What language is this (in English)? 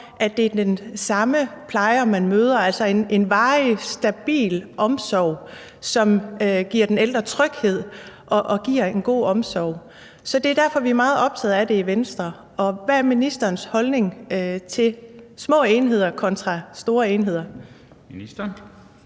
Danish